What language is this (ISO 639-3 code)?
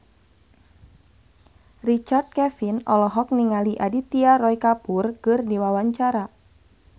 sun